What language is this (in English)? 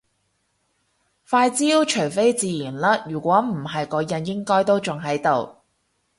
Cantonese